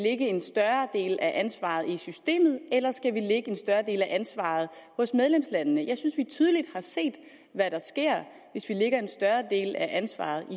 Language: Danish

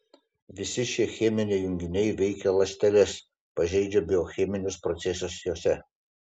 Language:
Lithuanian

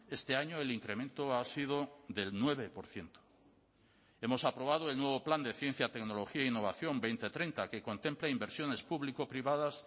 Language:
Spanish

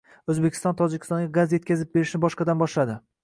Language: Uzbek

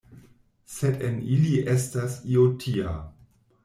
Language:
Esperanto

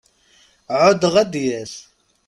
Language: Kabyle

